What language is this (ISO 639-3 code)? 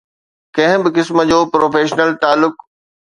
snd